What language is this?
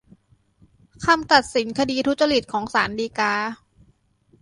Thai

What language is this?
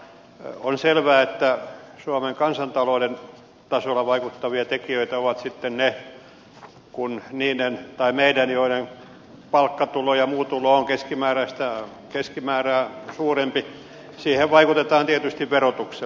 Finnish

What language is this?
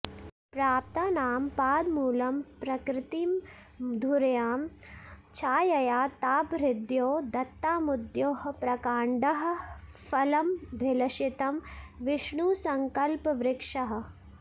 Sanskrit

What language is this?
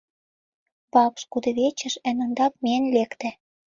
Mari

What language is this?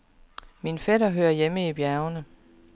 Danish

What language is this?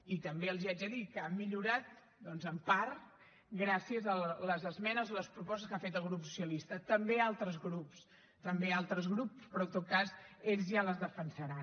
Catalan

